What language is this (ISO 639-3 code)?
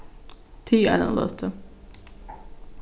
fao